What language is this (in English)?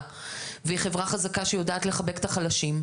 Hebrew